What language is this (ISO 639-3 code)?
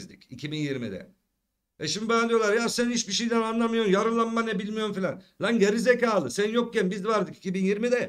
tur